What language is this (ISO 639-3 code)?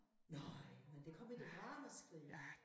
dan